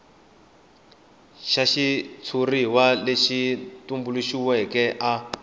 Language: Tsonga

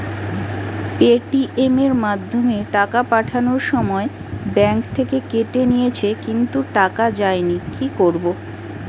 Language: Bangla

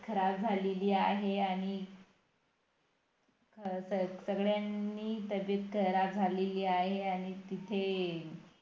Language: Marathi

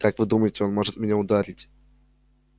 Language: Russian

